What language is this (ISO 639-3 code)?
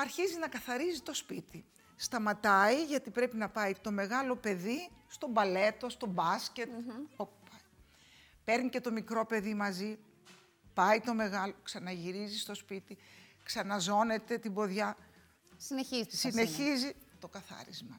ell